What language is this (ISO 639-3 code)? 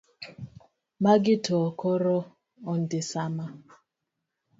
luo